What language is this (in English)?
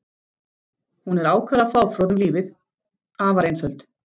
Icelandic